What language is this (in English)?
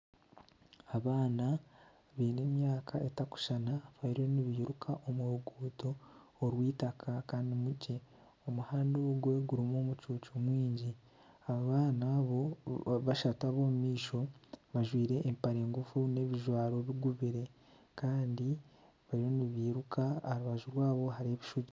Nyankole